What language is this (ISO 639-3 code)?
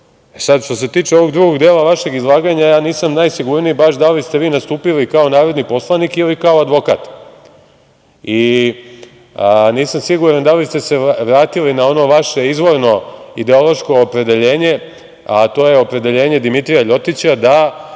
srp